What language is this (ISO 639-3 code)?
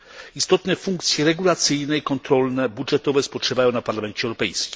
pol